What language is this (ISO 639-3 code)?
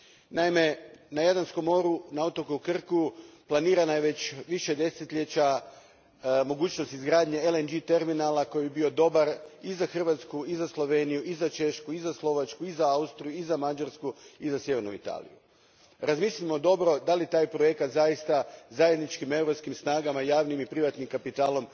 hrv